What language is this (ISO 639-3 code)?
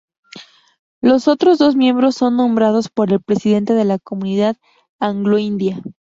spa